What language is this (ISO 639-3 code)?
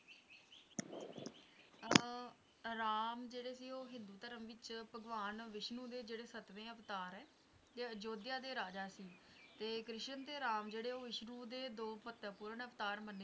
pan